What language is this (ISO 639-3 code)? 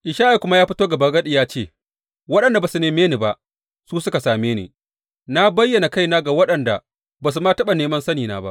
hau